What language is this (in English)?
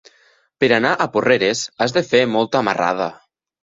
Catalan